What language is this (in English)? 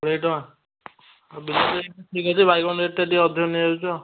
Odia